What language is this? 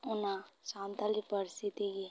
Santali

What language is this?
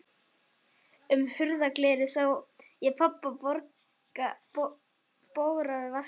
Icelandic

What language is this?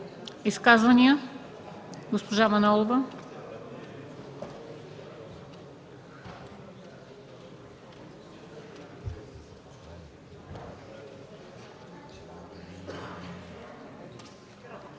Bulgarian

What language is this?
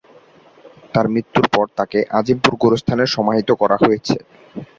Bangla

